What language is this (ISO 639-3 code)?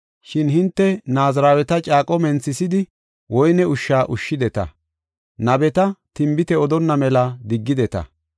gof